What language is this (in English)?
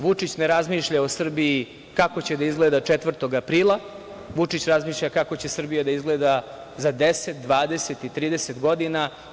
Serbian